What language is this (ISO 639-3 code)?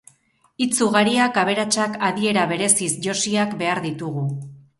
eus